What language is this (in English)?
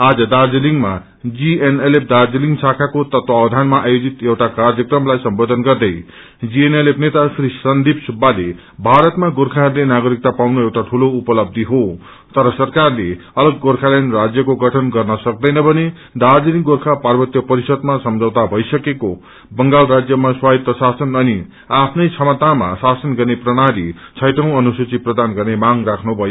Nepali